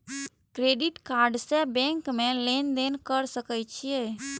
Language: Maithili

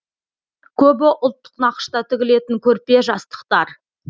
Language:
Kazakh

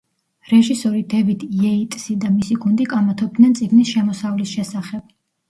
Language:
Georgian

